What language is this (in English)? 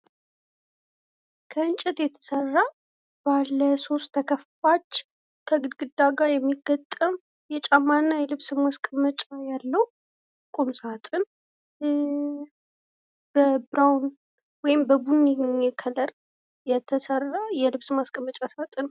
Amharic